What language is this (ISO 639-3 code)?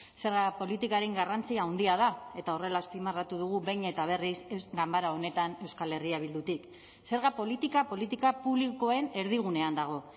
eus